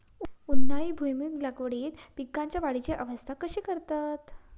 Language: Marathi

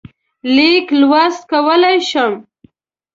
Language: Pashto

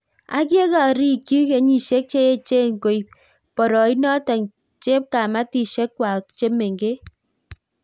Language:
Kalenjin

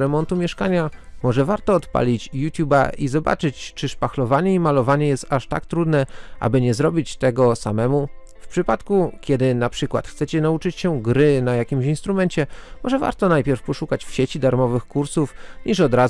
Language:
Polish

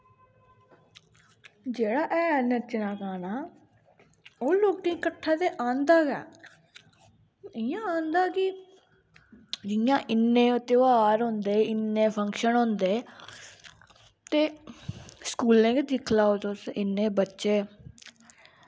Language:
Dogri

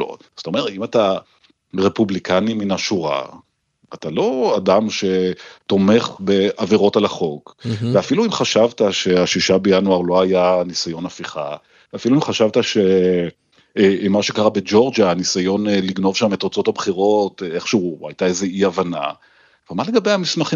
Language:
Hebrew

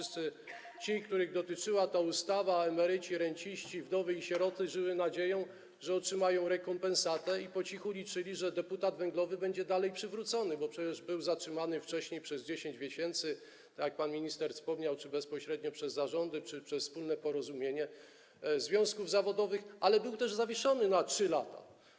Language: Polish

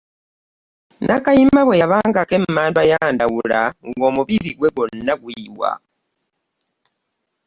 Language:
Ganda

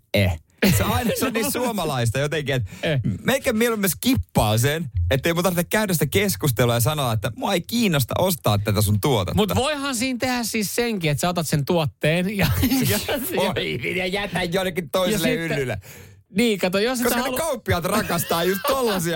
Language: Finnish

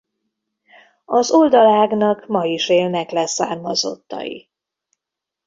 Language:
Hungarian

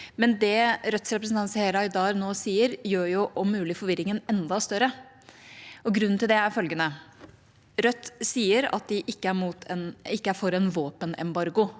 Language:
Norwegian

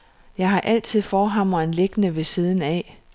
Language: Danish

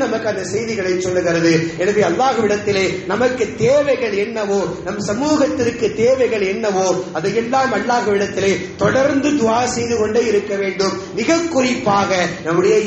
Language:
Arabic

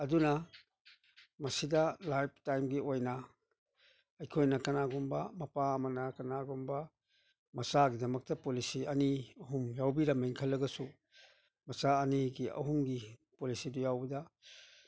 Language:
Manipuri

